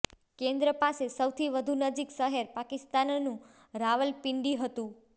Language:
Gujarati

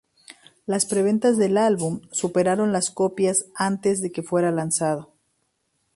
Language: Spanish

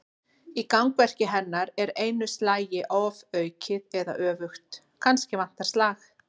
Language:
Icelandic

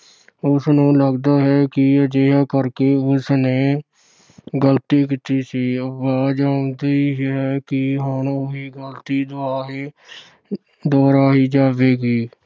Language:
Punjabi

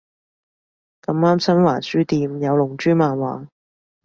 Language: Cantonese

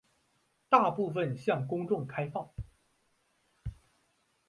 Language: Chinese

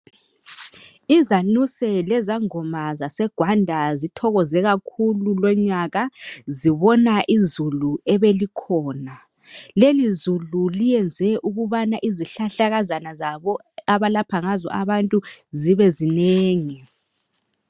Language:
North Ndebele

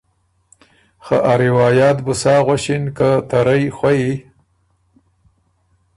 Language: Ormuri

